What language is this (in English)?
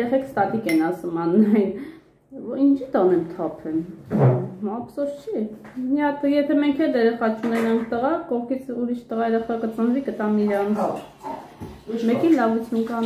Romanian